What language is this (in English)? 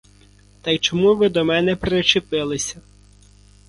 Ukrainian